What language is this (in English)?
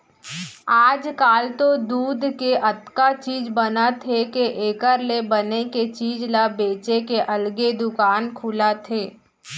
Chhattisgarhi